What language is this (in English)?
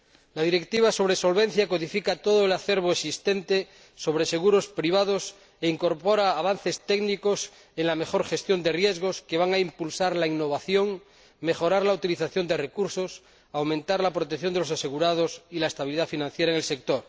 Spanish